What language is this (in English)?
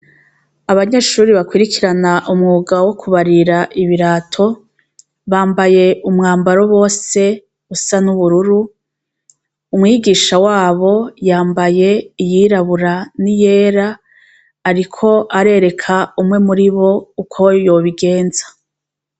Rundi